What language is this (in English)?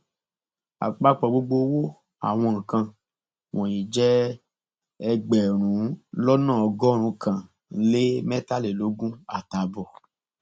Yoruba